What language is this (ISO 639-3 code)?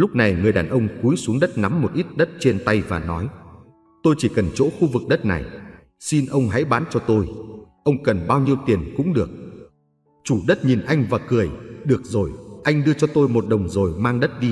vie